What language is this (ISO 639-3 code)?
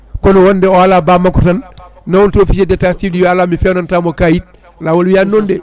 ful